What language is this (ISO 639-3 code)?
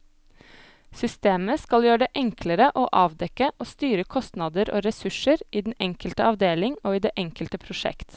nor